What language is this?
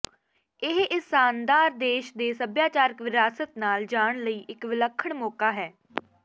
Punjabi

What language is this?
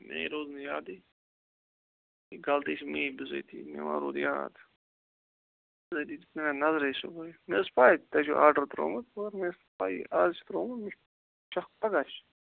Kashmiri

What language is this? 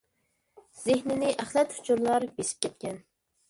Uyghur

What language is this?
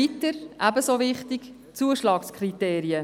Swiss German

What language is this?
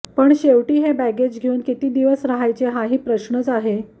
Marathi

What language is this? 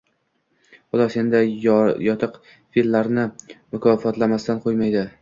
Uzbek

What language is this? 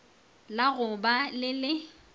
Northern Sotho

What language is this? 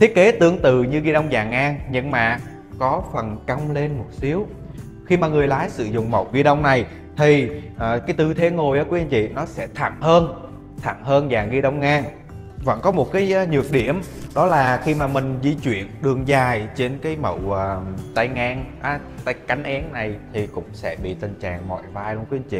Vietnamese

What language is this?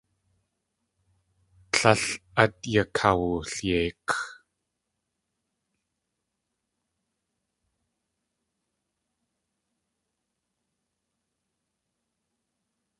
Tlingit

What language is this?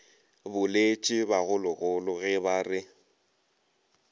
Northern Sotho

